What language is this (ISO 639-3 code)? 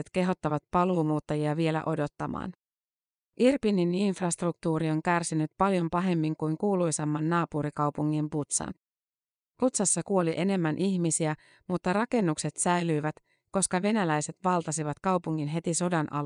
fin